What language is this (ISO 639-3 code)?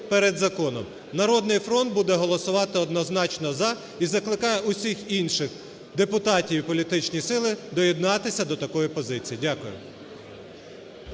ukr